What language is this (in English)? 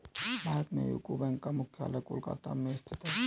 Hindi